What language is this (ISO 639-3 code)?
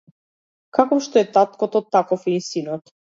mkd